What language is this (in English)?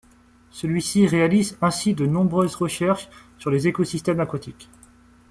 French